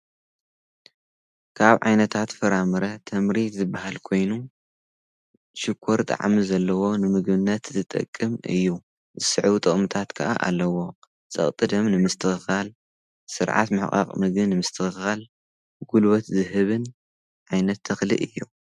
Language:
Tigrinya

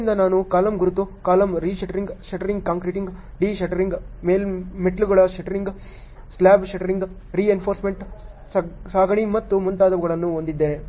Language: Kannada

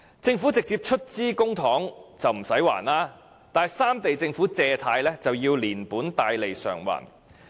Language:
Cantonese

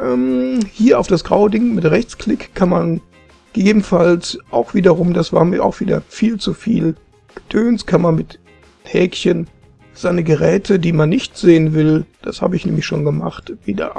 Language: German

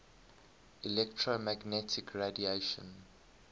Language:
English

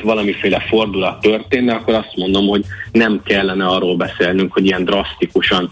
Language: Hungarian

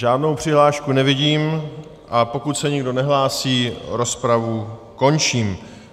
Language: Czech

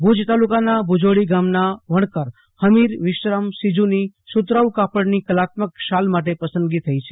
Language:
Gujarati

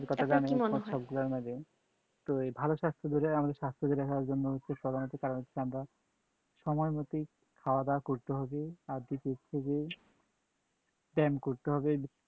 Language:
Bangla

